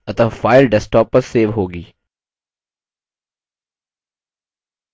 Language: Hindi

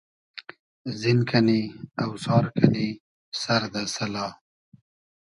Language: Hazaragi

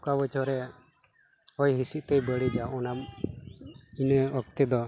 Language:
Santali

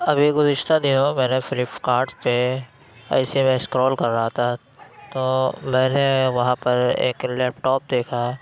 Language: Urdu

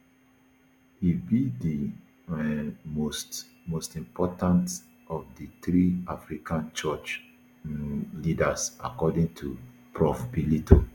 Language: Nigerian Pidgin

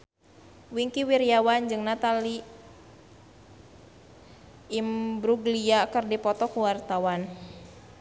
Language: Sundanese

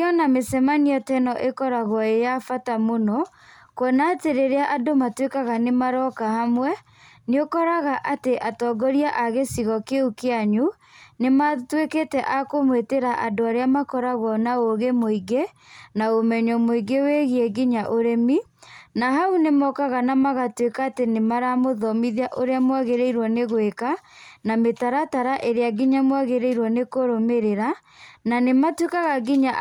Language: Kikuyu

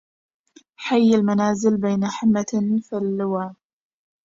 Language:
Arabic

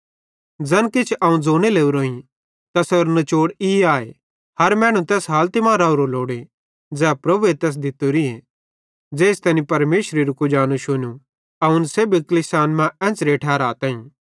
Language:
Bhadrawahi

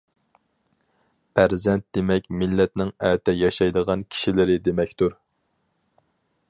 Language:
Uyghur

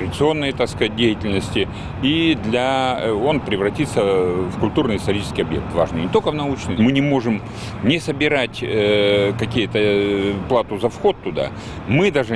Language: Russian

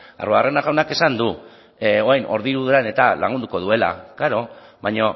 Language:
Basque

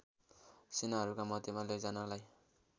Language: Nepali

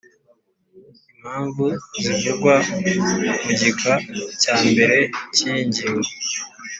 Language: Kinyarwanda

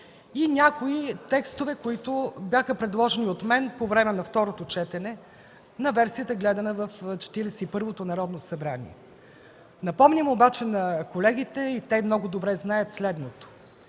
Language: Bulgarian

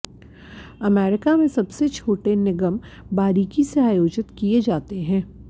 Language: Hindi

